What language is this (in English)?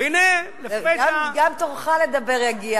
Hebrew